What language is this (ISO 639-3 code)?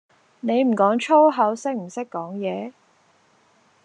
yue